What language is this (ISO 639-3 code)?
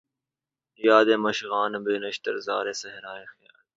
urd